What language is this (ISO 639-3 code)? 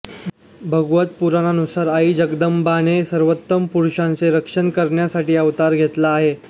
mar